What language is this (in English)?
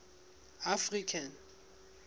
Southern Sotho